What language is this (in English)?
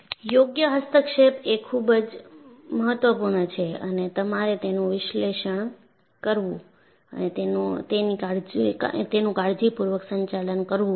Gujarati